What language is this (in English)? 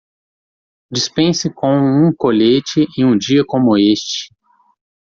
Portuguese